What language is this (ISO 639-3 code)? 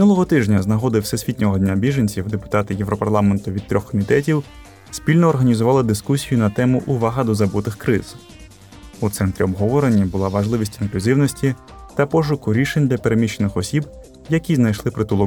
ukr